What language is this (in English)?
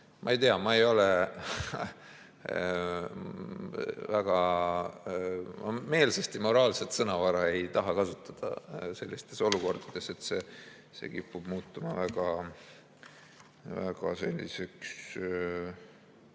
Estonian